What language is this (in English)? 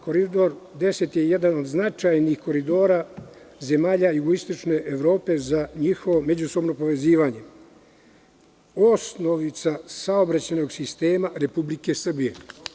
Serbian